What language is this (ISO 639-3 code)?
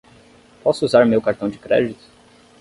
por